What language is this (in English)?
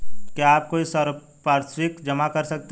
Hindi